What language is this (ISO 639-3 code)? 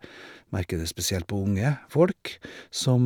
nor